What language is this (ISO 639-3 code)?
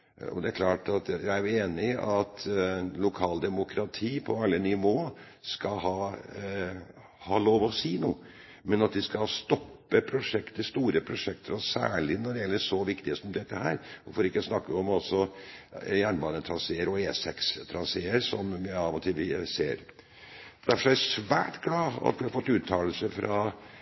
nob